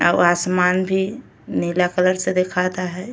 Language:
Bhojpuri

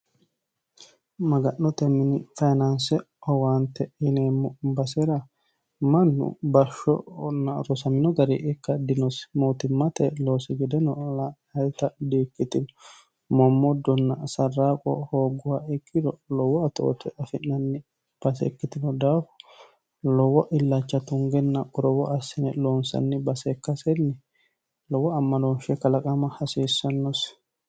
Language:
Sidamo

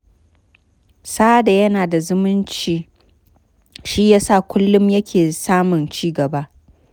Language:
Hausa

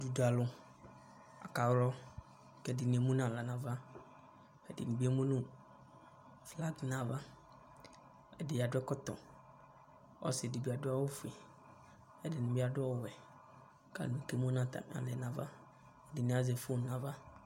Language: Ikposo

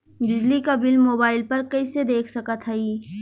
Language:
Bhojpuri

